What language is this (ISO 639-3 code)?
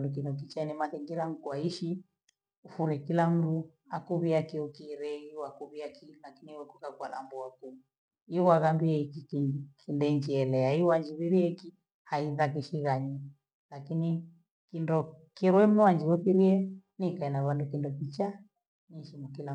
gwe